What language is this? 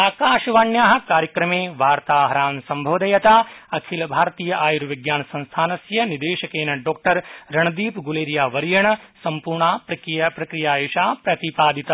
Sanskrit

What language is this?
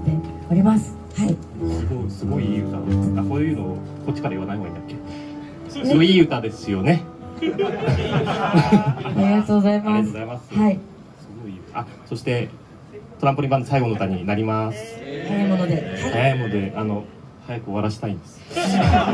Japanese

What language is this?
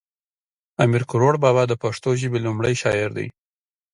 Pashto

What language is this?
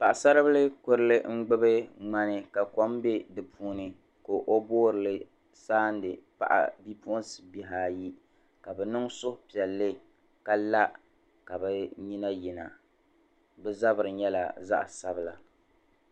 Dagbani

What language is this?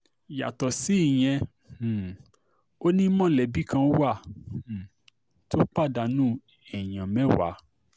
Yoruba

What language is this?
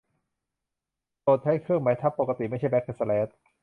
Thai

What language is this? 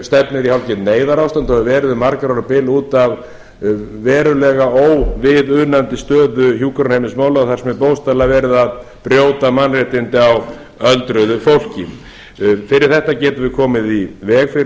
Icelandic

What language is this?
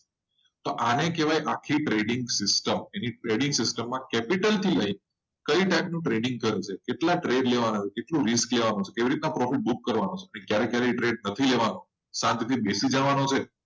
Gujarati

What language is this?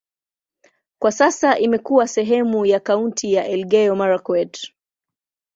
Swahili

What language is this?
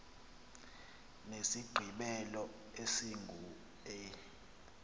Xhosa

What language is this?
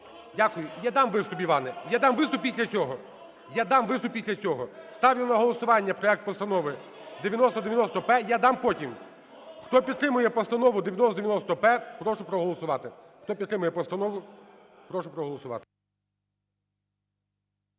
Ukrainian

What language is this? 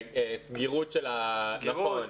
Hebrew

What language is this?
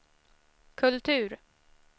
Swedish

